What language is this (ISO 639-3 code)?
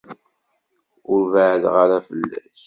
kab